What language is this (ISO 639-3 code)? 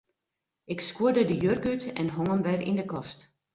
fry